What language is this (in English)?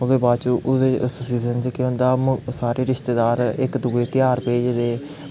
Dogri